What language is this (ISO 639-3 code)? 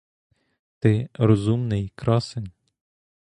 ukr